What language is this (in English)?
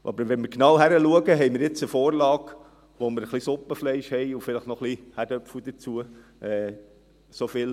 Swiss German